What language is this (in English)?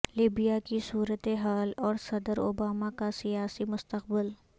Urdu